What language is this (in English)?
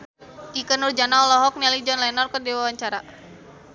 Sundanese